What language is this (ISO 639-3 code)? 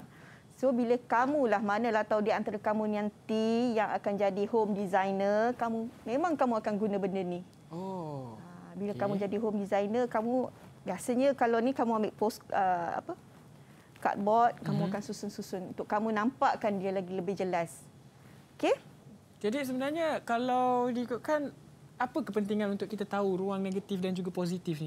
msa